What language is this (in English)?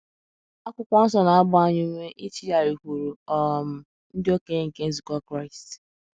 Igbo